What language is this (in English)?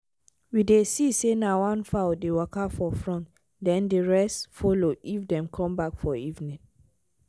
Nigerian Pidgin